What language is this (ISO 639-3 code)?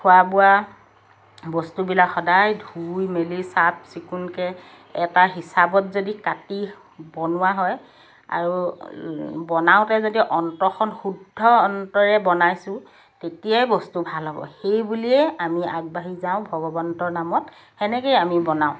asm